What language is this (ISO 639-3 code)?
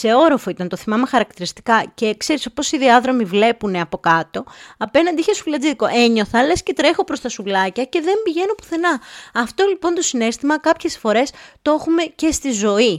ell